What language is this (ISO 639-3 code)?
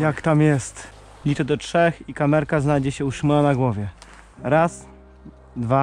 pol